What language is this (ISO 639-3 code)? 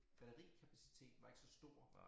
dan